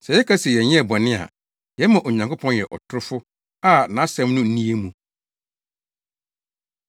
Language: Akan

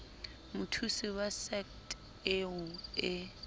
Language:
Southern Sotho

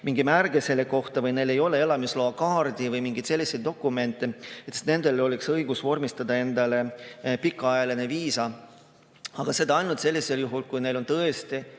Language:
Estonian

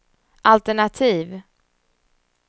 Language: Swedish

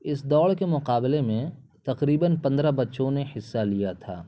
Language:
Urdu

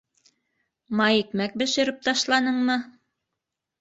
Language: Bashkir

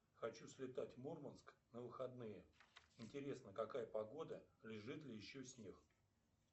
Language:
Russian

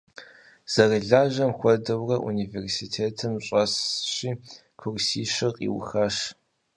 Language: Kabardian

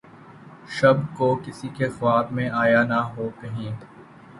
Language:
Urdu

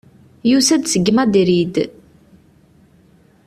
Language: Kabyle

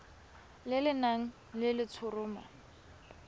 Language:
Tswana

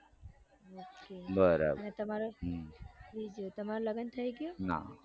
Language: Gujarati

